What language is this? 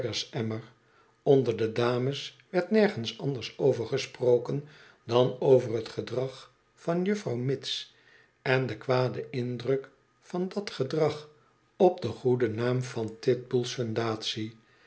Dutch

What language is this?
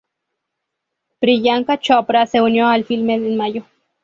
Spanish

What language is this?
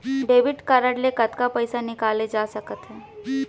Chhattisgarhi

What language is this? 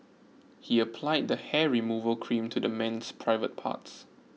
English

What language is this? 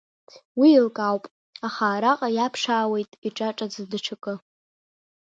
Abkhazian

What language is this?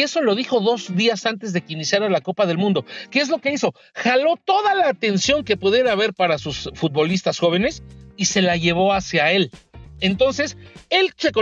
Spanish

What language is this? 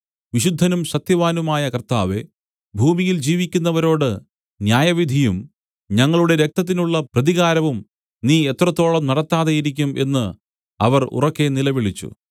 Malayalam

